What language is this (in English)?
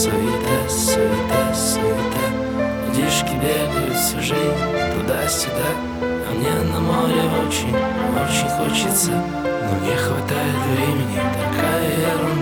Russian